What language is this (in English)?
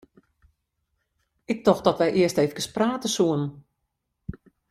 Western Frisian